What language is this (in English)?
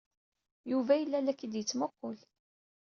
Kabyle